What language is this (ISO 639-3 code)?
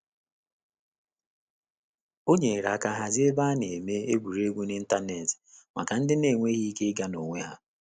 ibo